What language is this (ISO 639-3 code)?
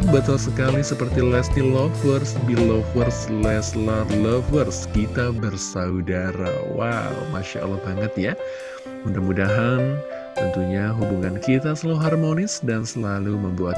ind